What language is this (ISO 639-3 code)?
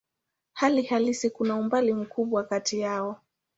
swa